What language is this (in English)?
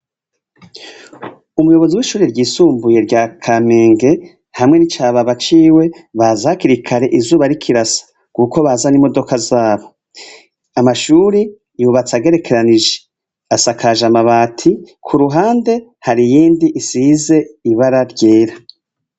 Rundi